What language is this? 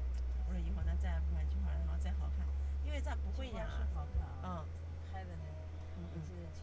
Chinese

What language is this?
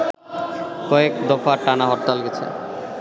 Bangla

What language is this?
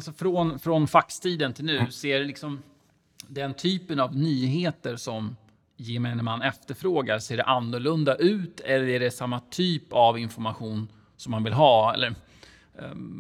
Swedish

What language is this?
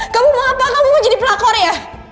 Indonesian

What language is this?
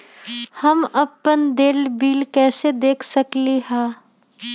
Magahi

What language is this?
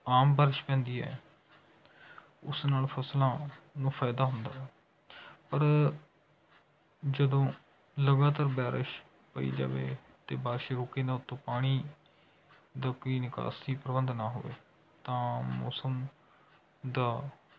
Punjabi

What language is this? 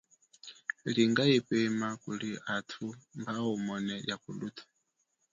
Chokwe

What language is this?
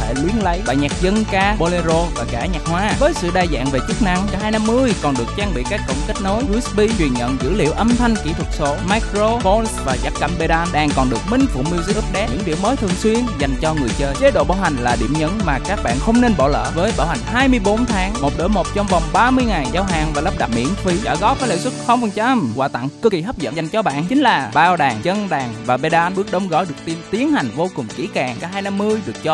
Vietnamese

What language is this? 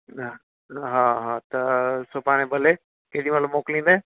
Sindhi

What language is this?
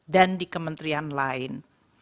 Indonesian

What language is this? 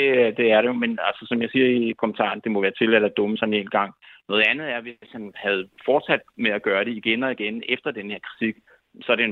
Danish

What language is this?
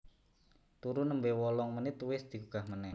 Javanese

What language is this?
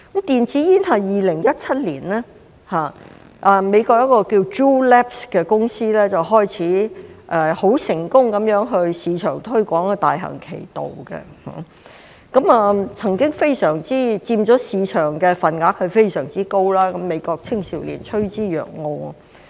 Cantonese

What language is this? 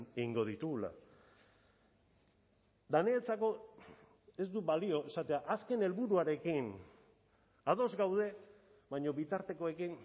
Basque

